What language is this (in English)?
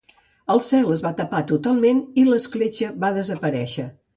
Catalan